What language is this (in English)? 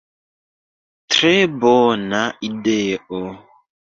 Esperanto